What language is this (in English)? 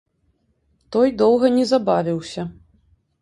Belarusian